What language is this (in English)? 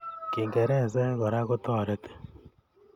Kalenjin